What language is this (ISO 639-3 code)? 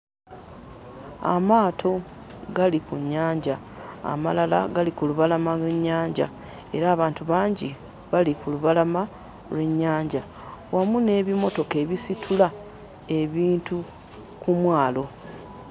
lug